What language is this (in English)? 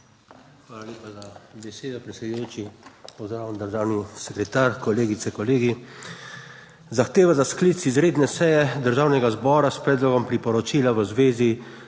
Slovenian